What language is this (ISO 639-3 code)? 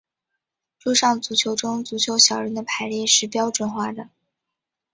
zho